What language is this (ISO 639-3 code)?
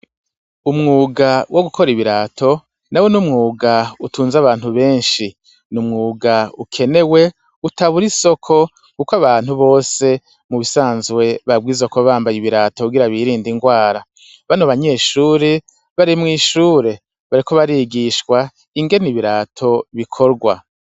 run